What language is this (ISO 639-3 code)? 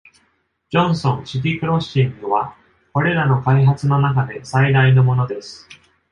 jpn